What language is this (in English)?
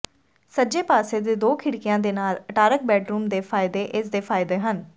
Punjabi